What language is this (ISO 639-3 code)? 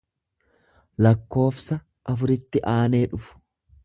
orm